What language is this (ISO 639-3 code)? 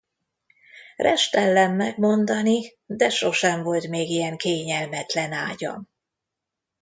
hun